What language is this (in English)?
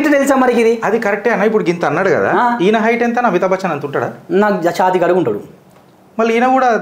Telugu